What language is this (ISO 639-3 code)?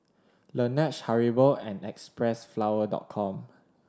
eng